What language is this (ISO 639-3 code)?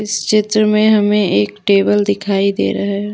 hin